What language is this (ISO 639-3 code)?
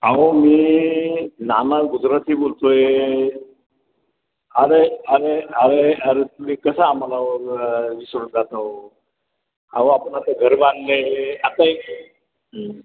mar